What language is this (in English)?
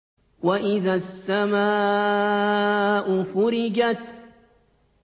Arabic